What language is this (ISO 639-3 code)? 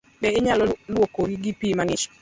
luo